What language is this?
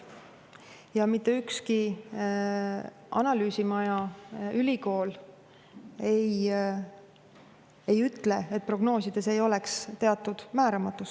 Estonian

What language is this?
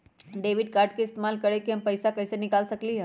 Magahi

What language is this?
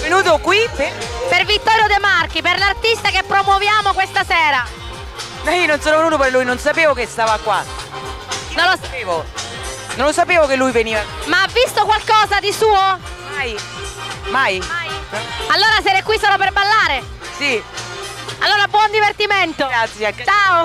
Italian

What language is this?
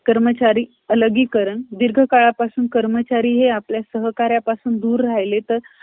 Marathi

